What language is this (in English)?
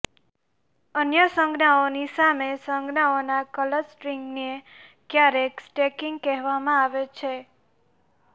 Gujarati